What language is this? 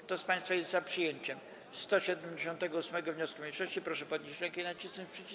Polish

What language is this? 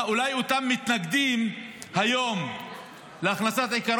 Hebrew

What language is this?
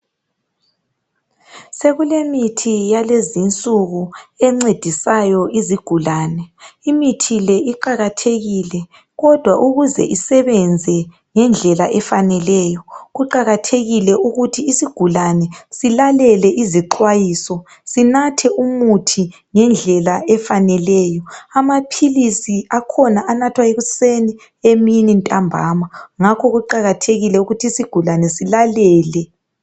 North Ndebele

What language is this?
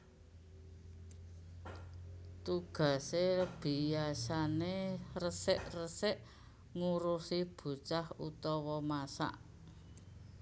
Javanese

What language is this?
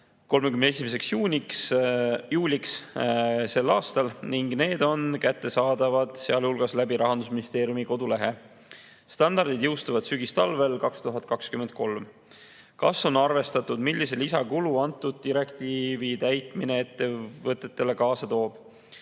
Estonian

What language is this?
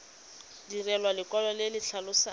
Tswana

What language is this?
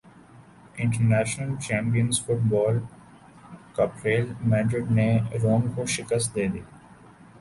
Urdu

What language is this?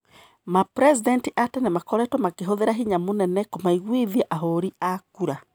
Kikuyu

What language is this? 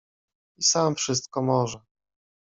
Polish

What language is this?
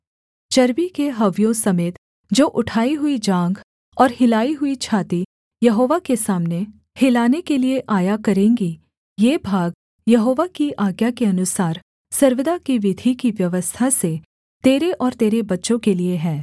Hindi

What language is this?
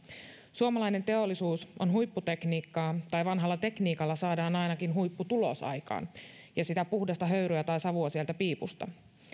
Finnish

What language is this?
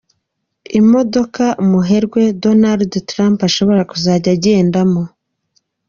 Kinyarwanda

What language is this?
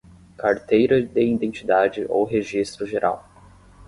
Portuguese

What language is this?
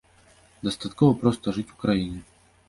Belarusian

